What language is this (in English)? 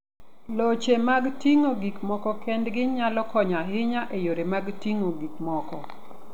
Luo (Kenya and Tanzania)